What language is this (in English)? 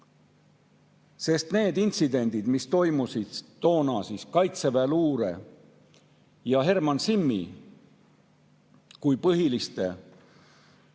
Estonian